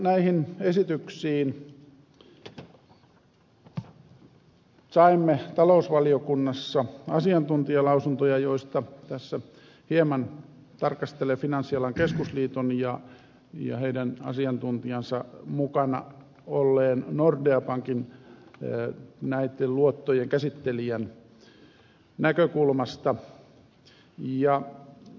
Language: Finnish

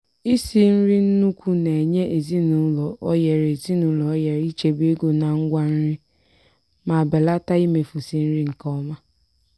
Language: Igbo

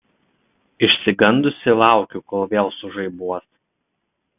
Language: Lithuanian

